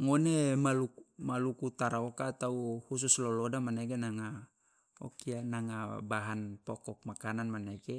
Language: Loloda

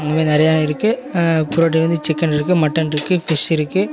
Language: Tamil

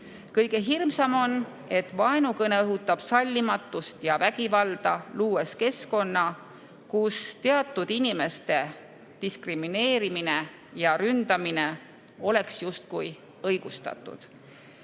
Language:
Estonian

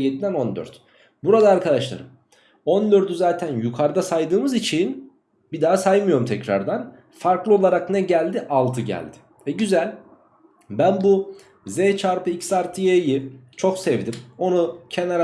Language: Turkish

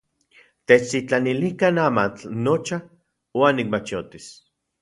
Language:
Central Puebla Nahuatl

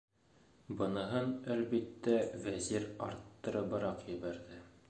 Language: Bashkir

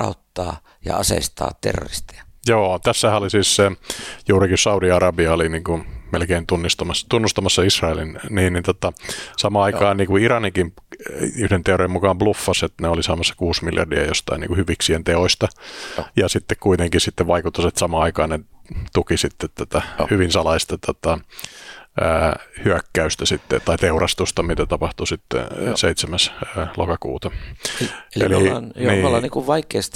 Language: Finnish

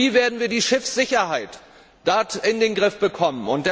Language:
German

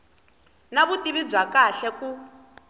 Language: Tsonga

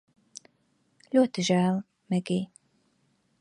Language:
Latvian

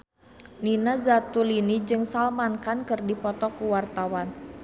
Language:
Sundanese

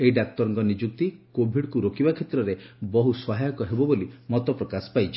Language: Odia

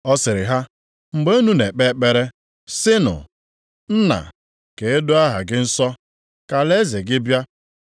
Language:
Igbo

